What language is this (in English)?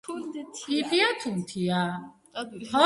Georgian